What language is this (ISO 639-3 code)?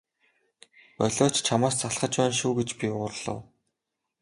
mon